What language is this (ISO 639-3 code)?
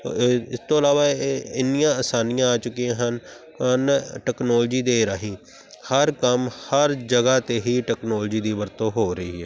pan